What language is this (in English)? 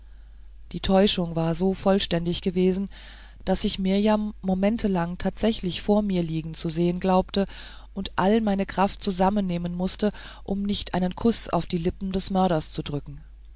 German